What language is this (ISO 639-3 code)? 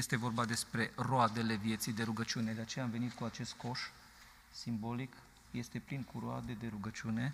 ron